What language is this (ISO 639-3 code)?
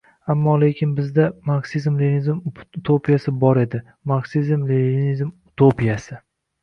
uzb